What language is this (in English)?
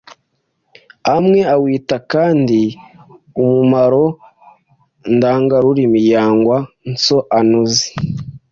Kinyarwanda